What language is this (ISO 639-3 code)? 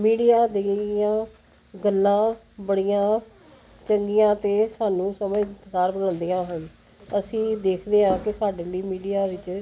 pan